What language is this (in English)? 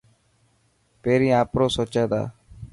Dhatki